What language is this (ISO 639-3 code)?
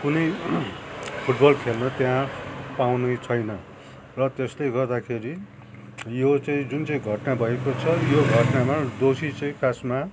nep